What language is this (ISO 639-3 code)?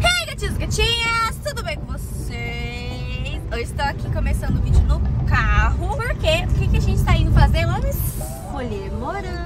por